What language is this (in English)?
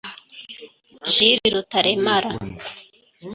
Kinyarwanda